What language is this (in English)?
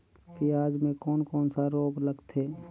Chhattisgarhi